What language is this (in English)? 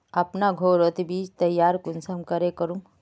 Magahi